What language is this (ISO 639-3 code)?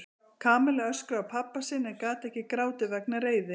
isl